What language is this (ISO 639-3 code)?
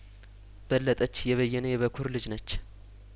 amh